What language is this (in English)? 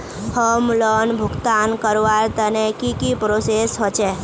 Magahi